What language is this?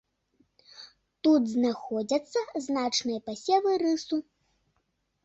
Belarusian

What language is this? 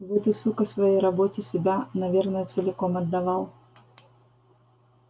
Russian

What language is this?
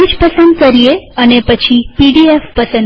Gujarati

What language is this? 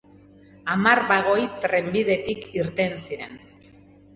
Basque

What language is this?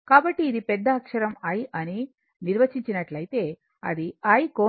Telugu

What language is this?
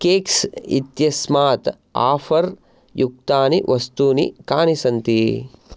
Sanskrit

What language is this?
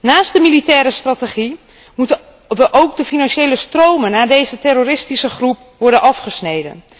Dutch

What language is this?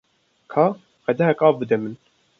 Kurdish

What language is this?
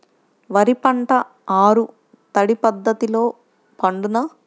Telugu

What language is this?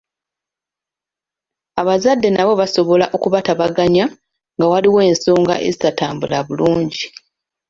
Ganda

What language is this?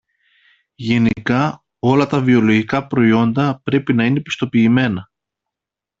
Greek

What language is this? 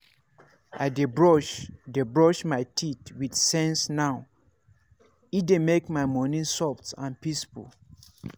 Nigerian Pidgin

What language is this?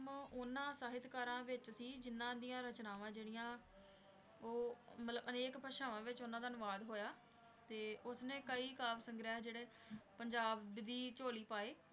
Punjabi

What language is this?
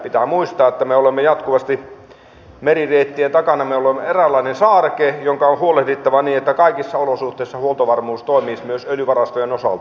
Finnish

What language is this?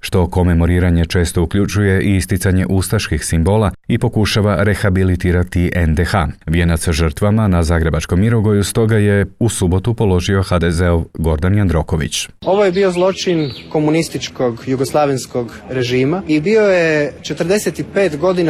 Croatian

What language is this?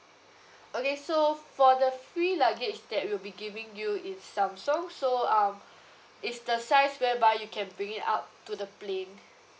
English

